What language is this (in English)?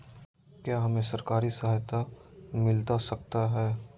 Magahi